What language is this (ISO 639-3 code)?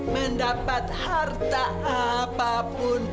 ind